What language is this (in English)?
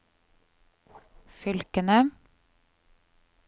Norwegian